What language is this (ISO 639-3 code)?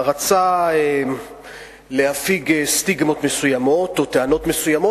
heb